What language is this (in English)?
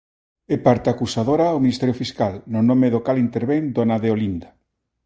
Galician